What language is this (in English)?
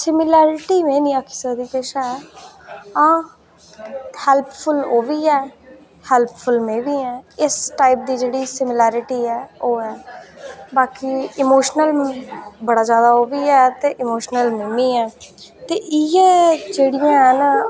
Dogri